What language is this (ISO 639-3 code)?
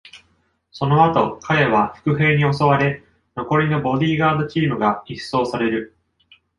jpn